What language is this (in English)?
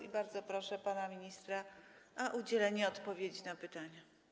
Polish